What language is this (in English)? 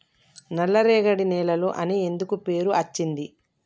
Telugu